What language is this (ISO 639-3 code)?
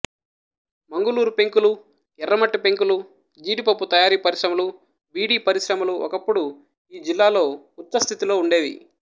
tel